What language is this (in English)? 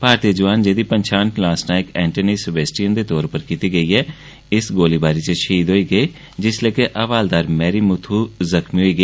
Dogri